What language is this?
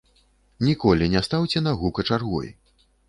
Belarusian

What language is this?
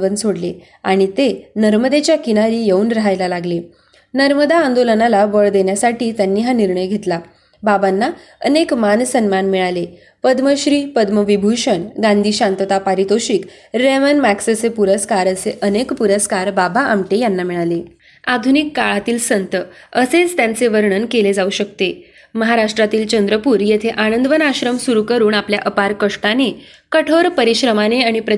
Marathi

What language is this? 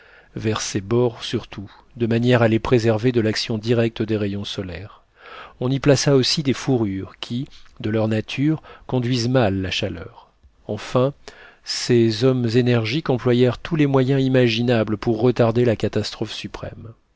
French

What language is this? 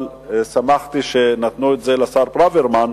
Hebrew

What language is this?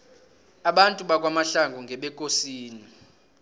South Ndebele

